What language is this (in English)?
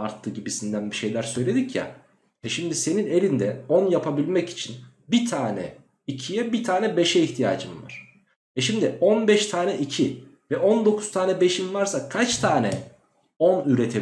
Turkish